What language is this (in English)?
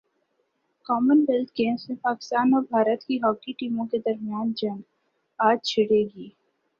Urdu